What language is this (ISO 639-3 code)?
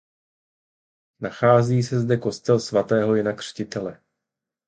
ces